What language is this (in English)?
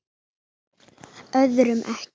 Icelandic